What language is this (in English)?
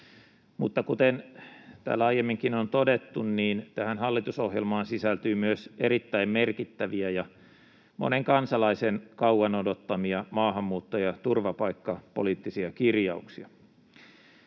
Finnish